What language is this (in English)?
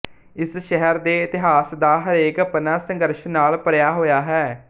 Punjabi